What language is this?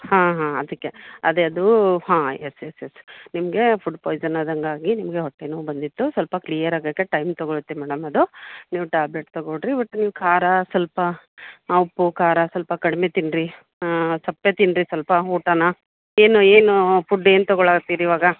Kannada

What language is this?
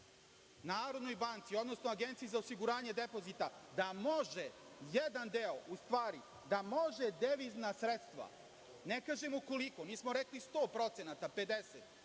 Serbian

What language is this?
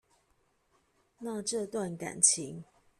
Chinese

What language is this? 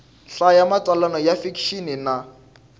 Tsonga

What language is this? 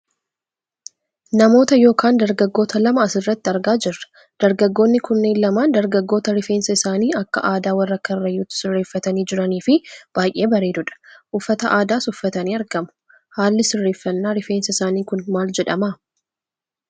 Oromo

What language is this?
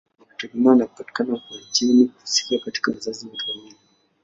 Swahili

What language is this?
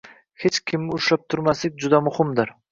Uzbek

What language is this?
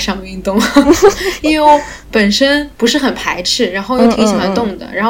Chinese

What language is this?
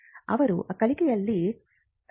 Kannada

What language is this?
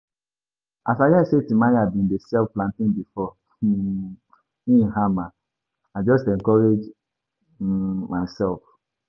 Nigerian Pidgin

